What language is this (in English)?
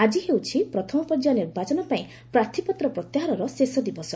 Odia